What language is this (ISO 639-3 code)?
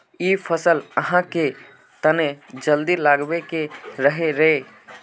mag